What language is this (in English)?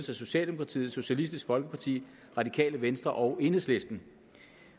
Danish